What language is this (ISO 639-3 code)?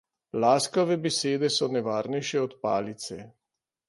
slv